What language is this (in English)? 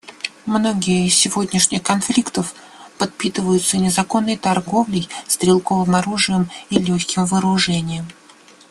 Russian